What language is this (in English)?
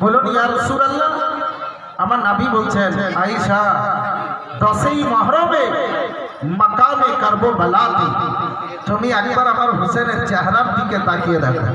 Hindi